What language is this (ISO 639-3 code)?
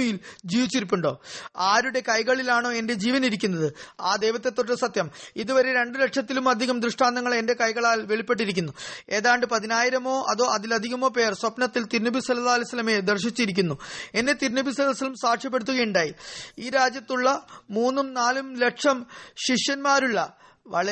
mal